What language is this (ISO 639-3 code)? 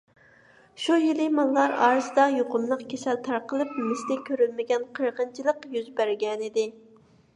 uig